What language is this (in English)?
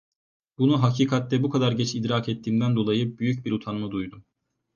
Turkish